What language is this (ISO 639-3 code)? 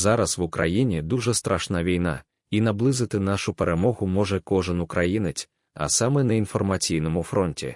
ukr